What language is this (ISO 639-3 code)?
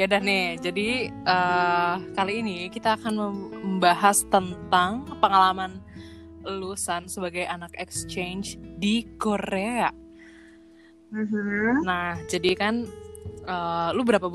ind